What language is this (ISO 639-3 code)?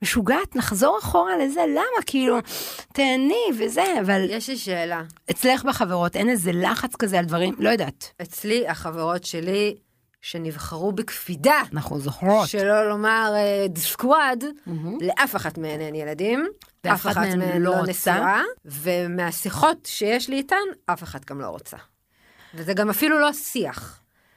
heb